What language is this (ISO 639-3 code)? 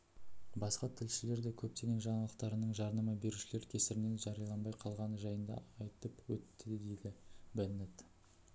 kaz